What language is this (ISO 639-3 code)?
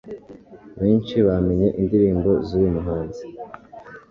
kin